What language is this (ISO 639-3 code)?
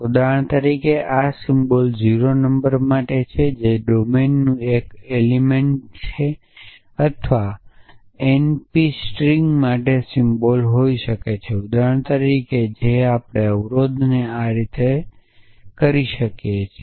guj